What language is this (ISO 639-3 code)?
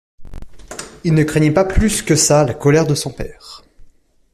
fra